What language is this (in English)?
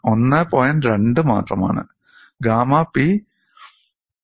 Malayalam